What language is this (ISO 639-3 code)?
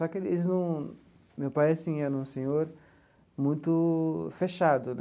por